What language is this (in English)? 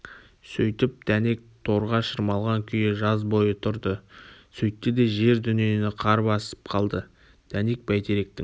Kazakh